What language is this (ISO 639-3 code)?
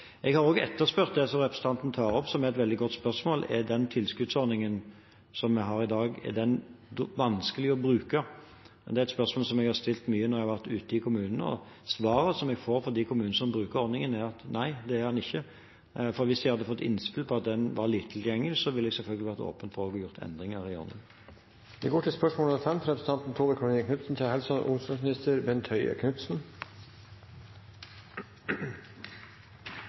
nob